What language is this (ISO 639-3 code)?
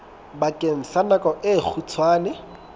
sot